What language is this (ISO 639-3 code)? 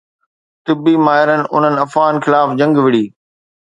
snd